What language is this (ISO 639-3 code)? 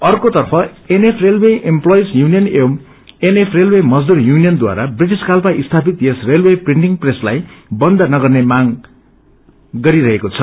nep